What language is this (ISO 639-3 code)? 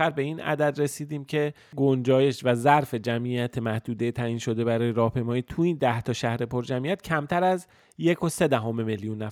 fas